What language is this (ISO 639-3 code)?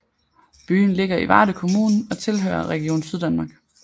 dan